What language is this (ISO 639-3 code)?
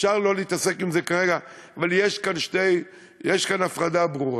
heb